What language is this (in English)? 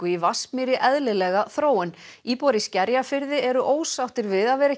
Icelandic